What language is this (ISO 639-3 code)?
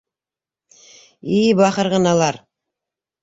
bak